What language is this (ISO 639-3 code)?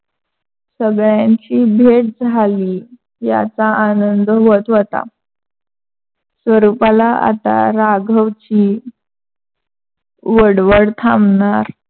mar